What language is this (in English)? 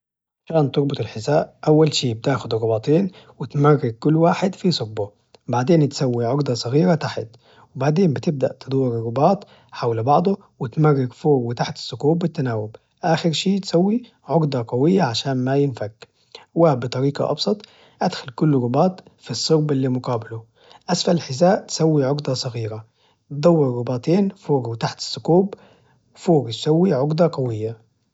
Najdi Arabic